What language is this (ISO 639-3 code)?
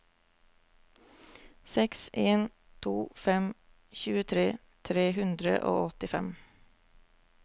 nor